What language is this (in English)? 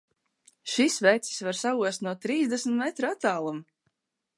Latvian